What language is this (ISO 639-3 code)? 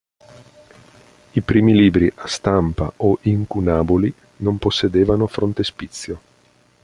ita